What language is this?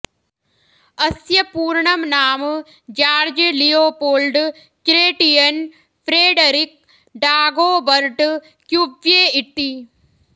Sanskrit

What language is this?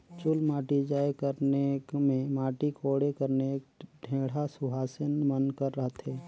Chhattisgarhi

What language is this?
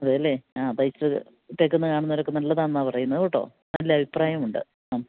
Malayalam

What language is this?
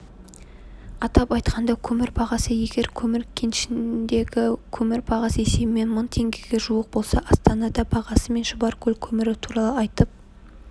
Kazakh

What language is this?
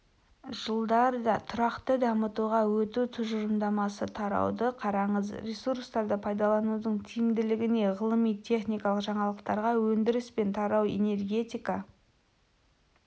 Kazakh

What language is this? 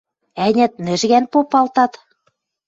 Western Mari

